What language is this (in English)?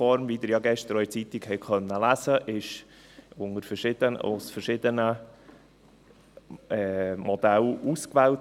Swiss German